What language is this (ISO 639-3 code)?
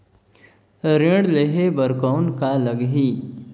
hne